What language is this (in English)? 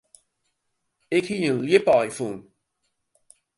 Western Frisian